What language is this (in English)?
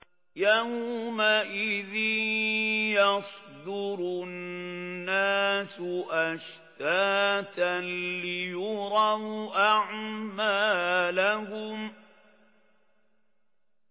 Arabic